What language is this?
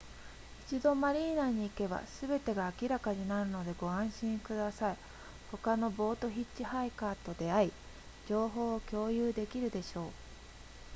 Japanese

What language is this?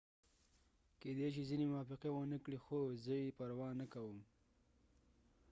Pashto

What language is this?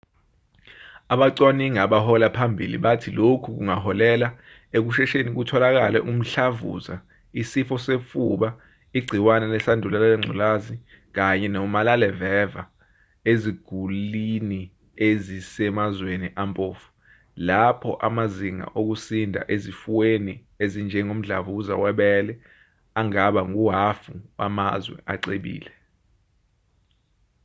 Zulu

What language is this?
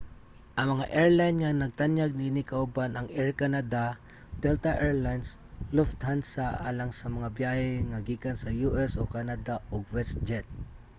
Cebuano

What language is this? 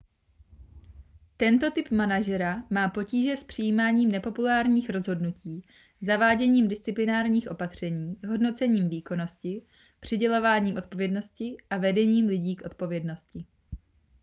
Czech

